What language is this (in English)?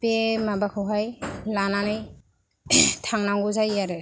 Bodo